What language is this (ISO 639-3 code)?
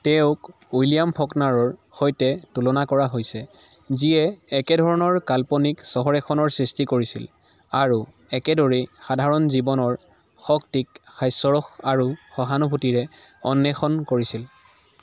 asm